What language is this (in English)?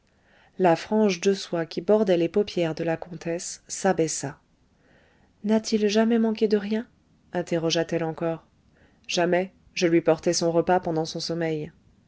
French